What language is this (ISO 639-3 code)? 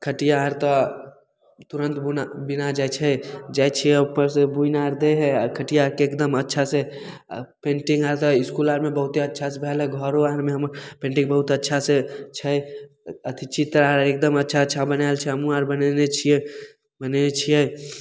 mai